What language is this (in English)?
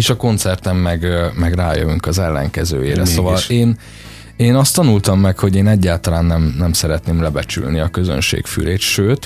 Hungarian